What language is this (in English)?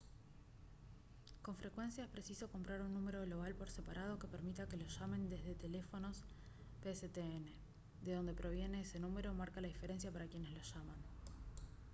Spanish